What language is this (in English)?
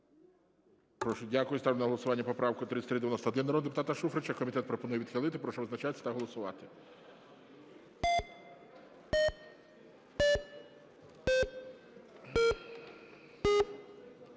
Ukrainian